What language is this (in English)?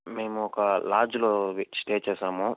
Telugu